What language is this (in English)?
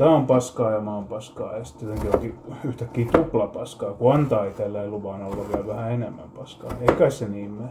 Finnish